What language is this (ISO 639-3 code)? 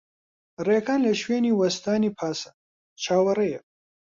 ckb